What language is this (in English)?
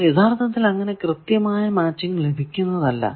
Malayalam